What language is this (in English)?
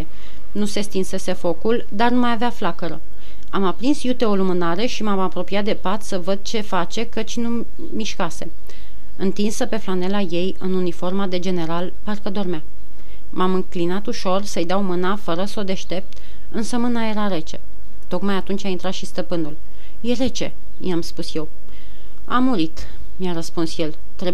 Romanian